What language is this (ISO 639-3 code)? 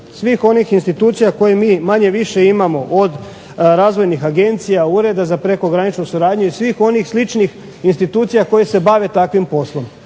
hrv